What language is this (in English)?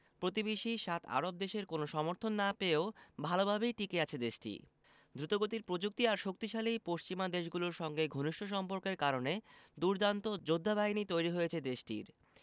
Bangla